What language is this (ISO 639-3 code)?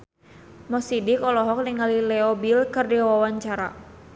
sun